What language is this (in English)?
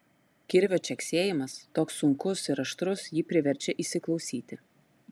Lithuanian